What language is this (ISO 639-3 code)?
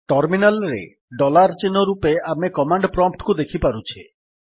ori